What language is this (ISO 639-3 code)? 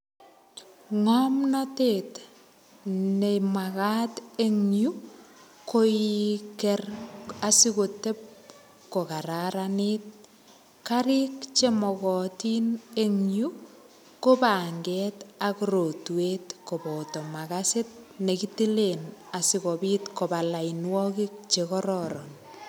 kln